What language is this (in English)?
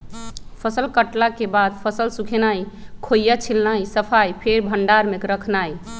Magahi